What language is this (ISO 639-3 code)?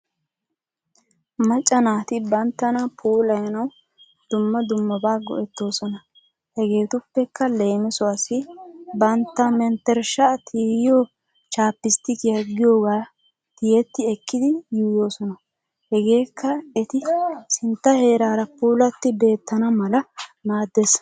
wal